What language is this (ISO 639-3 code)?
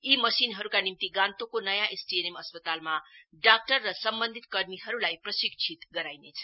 nep